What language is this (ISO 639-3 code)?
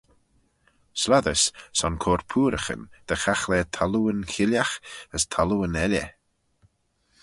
glv